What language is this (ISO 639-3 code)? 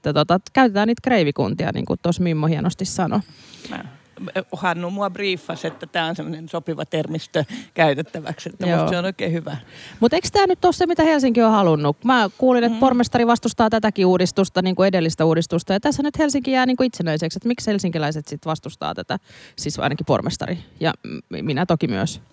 fin